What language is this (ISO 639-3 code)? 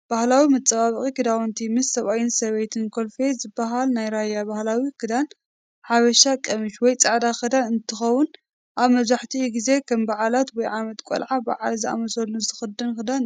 tir